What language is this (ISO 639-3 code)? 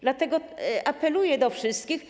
pol